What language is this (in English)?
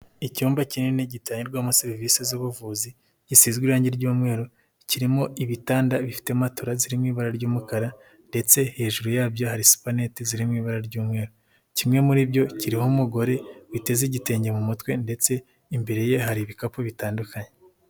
Kinyarwanda